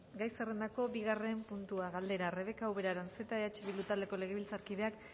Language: Basque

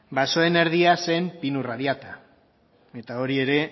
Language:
Basque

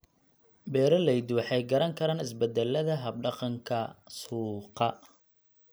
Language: Somali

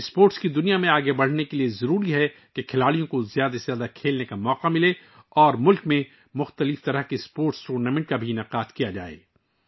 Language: Urdu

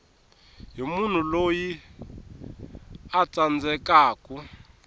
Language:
Tsonga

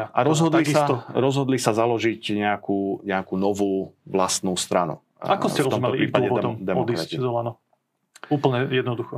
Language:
Slovak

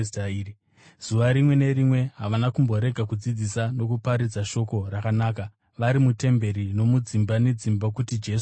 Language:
Shona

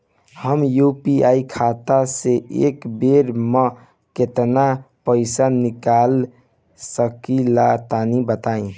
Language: Bhojpuri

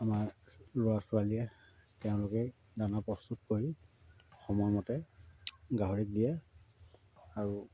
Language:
Assamese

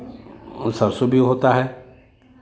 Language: Hindi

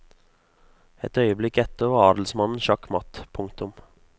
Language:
Norwegian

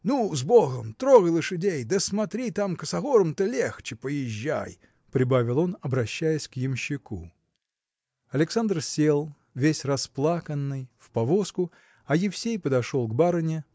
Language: Russian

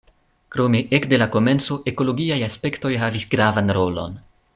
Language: Esperanto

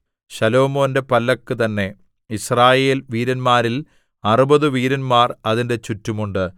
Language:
Malayalam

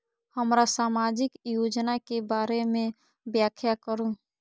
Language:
Maithili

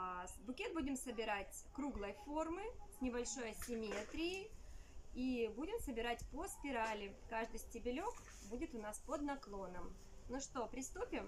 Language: Russian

